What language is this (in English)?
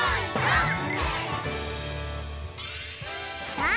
Japanese